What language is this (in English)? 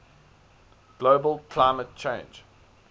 English